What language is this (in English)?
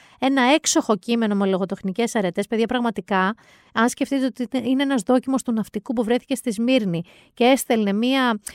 Greek